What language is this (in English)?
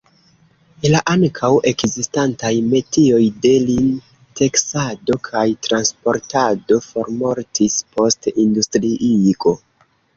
Esperanto